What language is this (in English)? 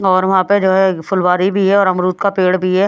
Hindi